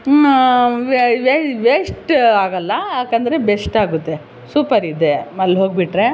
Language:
Kannada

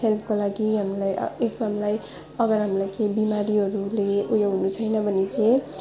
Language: Nepali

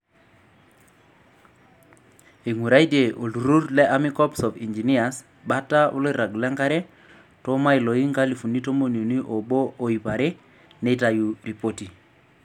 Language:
Masai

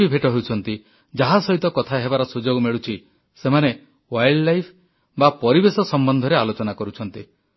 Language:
Odia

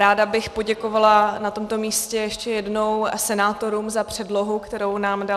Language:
Czech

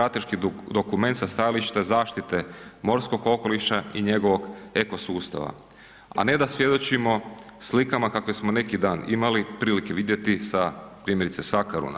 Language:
Croatian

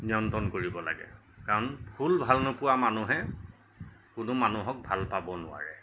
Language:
Assamese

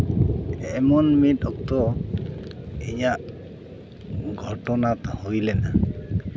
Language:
Santali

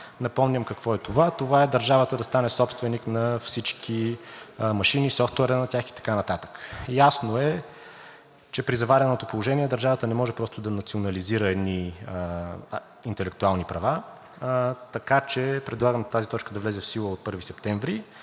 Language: Bulgarian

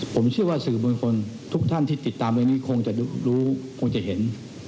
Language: Thai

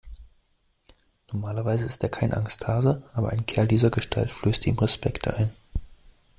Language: German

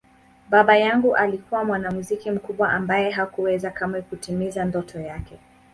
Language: Swahili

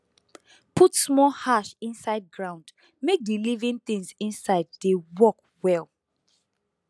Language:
Nigerian Pidgin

